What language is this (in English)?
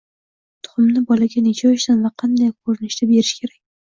Uzbek